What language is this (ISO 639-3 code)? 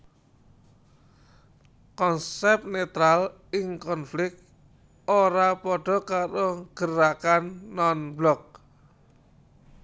jav